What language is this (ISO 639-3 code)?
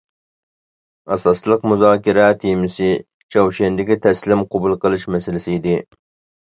uig